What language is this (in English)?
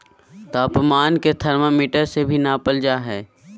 Magahi